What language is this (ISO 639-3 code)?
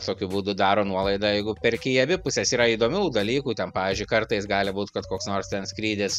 lit